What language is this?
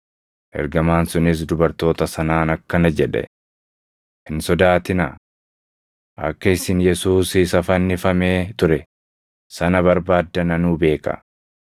Oromo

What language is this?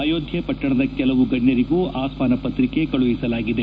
Kannada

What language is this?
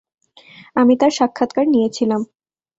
Bangla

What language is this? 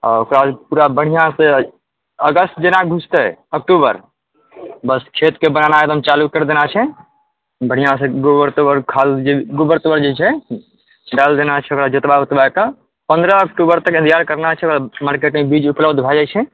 Maithili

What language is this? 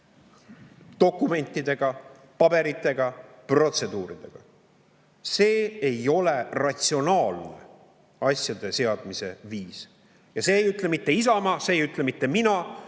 Estonian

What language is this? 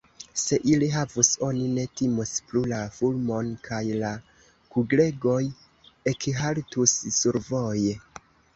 Esperanto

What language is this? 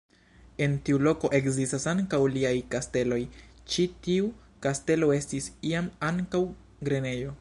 Esperanto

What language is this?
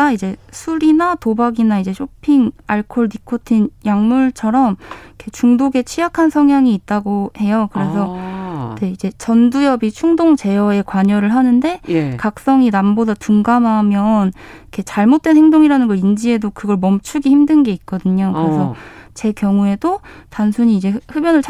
Korean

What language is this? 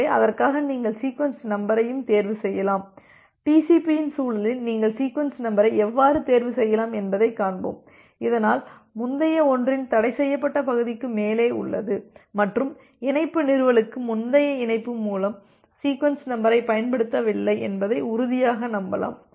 Tamil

